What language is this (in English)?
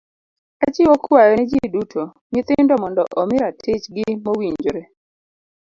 Luo (Kenya and Tanzania)